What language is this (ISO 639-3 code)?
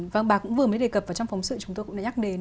vie